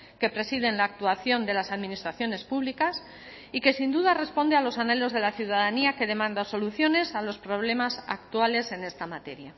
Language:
Spanish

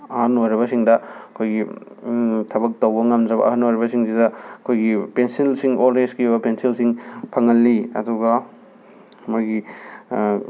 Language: Manipuri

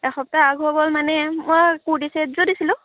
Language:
Assamese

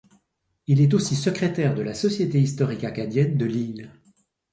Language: French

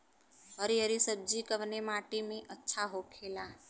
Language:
Bhojpuri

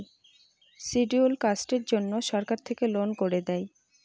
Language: Bangla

